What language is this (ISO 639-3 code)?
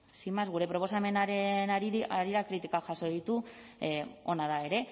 eus